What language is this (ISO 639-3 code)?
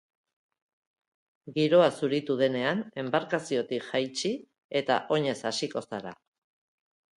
eus